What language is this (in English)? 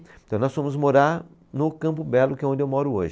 Portuguese